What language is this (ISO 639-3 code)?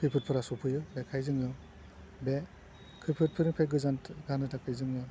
brx